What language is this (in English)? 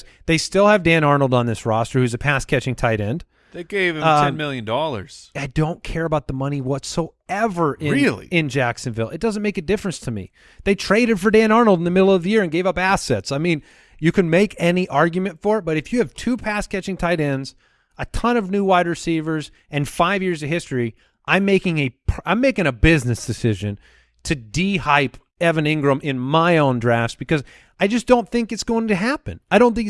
English